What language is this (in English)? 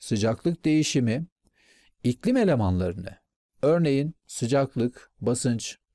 Turkish